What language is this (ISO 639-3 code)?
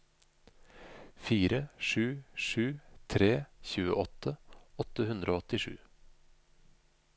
nor